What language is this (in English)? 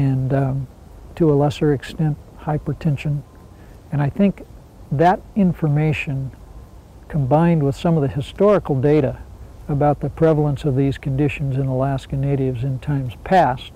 English